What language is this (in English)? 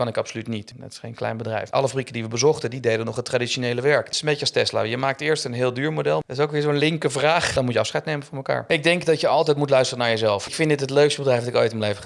Dutch